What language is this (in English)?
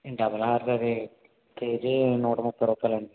Telugu